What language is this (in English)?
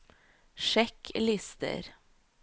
Norwegian